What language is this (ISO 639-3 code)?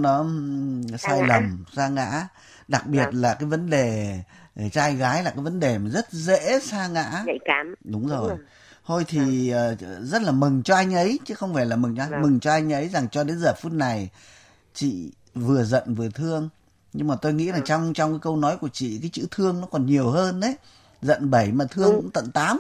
vie